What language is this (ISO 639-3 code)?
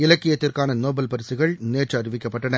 tam